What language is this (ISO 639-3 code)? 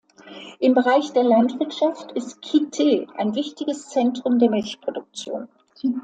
deu